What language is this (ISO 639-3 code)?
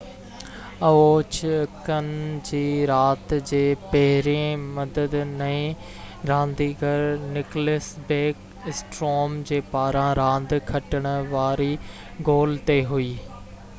snd